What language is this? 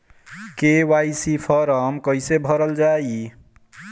Bhojpuri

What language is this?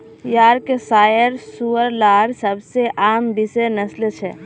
Magahi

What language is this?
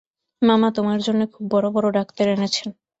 Bangla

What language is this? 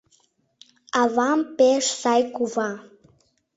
Mari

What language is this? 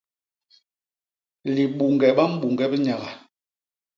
Basaa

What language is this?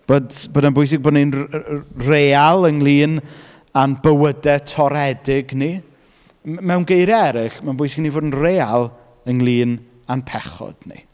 Welsh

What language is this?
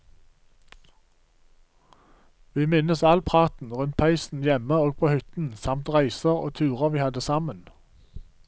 Norwegian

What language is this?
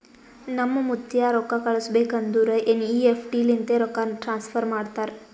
Kannada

